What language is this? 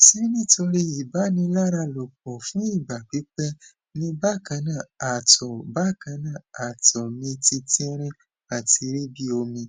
Yoruba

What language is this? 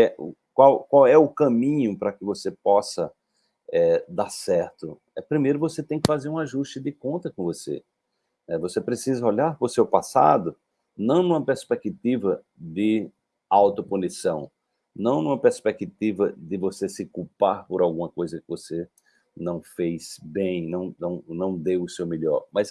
Portuguese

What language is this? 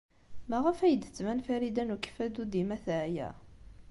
Kabyle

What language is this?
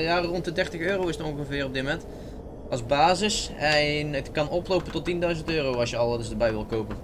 Dutch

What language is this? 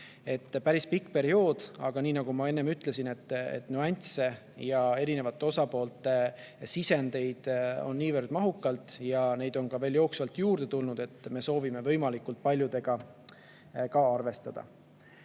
Estonian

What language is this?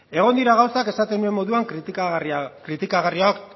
Basque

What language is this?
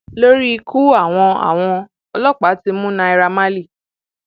Yoruba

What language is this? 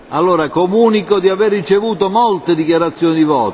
Italian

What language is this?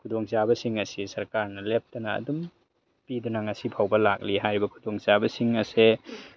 Manipuri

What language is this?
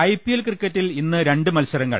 Malayalam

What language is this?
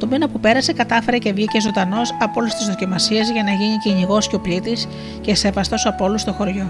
Greek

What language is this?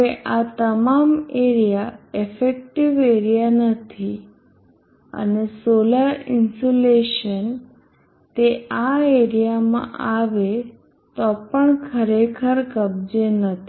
Gujarati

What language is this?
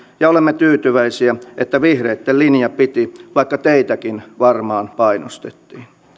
Finnish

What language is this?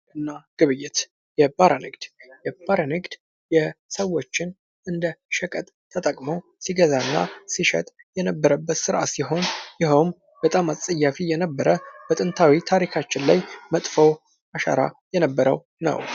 Amharic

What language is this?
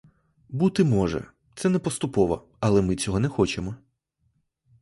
Ukrainian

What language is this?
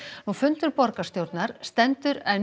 Icelandic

